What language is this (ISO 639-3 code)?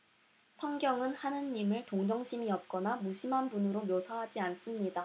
kor